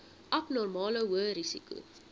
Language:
Afrikaans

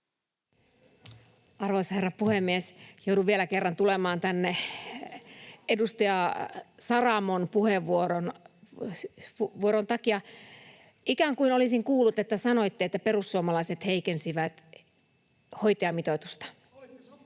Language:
Finnish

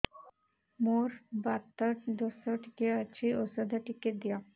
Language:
Odia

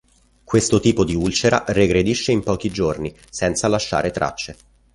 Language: Italian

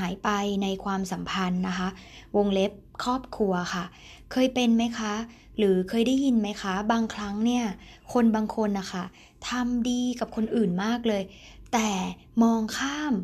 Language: Thai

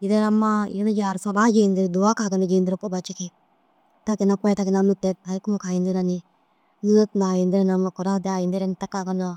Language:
Dazaga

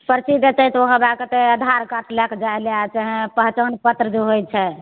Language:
Maithili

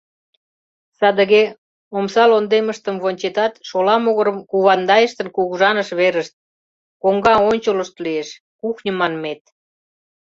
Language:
Mari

